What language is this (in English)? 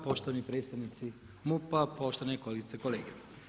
Croatian